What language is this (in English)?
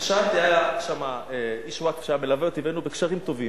Hebrew